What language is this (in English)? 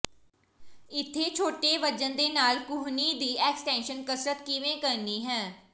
Punjabi